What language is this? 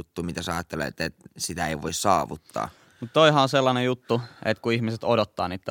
Finnish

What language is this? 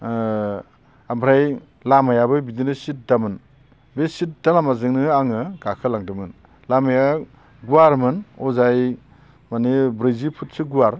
Bodo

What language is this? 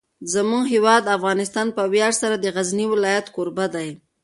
Pashto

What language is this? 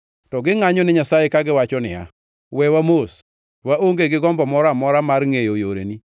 Luo (Kenya and Tanzania)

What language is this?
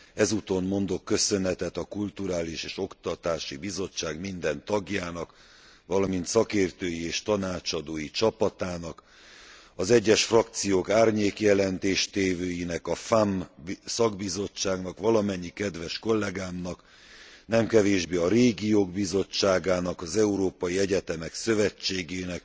Hungarian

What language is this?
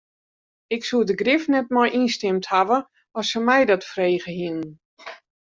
Western Frisian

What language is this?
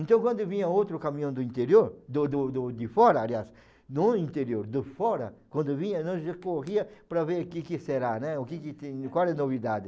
Portuguese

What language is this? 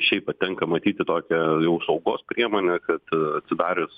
Lithuanian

